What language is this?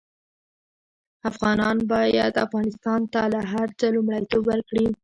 Pashto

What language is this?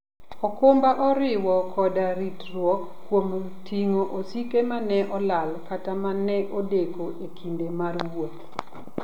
Luo (Kenya and Tanzania)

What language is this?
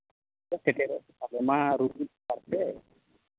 Santali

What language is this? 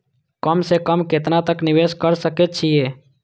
Maithili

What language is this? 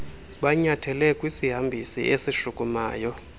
Xhosa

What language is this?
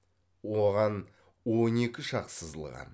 Kazakh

